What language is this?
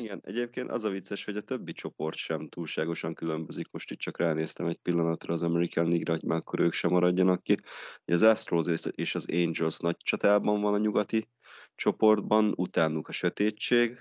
Hungarian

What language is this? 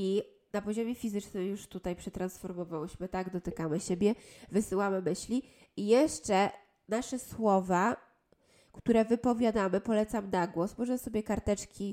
Polish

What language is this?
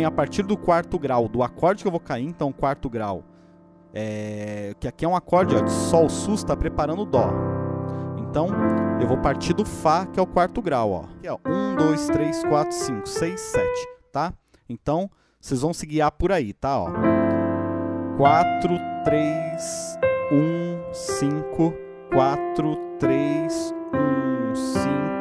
Portuguese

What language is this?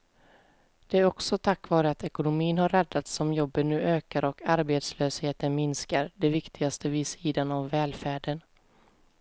Swedish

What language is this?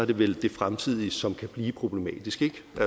Danish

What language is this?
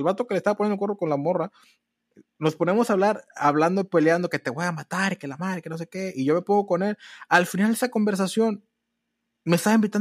Spanish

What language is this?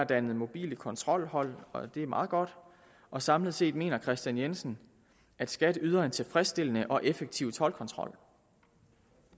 Danish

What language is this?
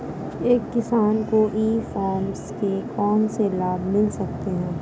Hindi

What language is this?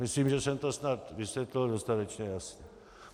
Czech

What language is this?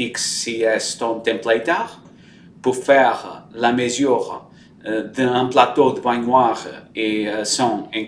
French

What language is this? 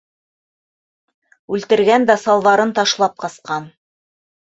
Bashkir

